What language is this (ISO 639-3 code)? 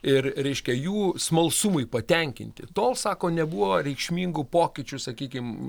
lit